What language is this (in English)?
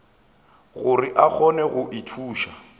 Northern Sotho